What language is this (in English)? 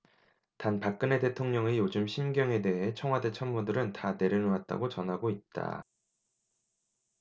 Korean